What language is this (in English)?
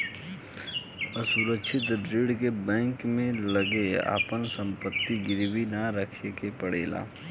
Bhojpuri